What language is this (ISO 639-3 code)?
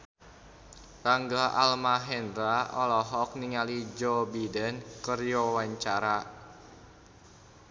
sun